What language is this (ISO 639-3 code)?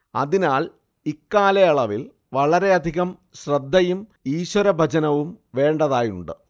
mal